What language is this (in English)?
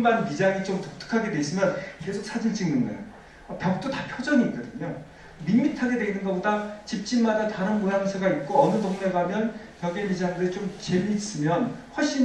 Korean